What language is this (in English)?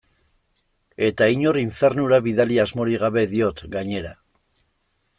Basque